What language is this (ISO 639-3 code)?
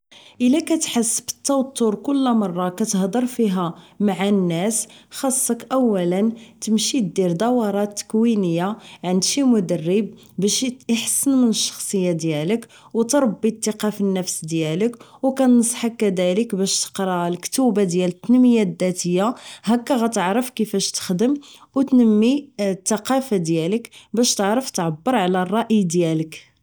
ary